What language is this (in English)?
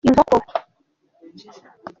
Kinyarwanda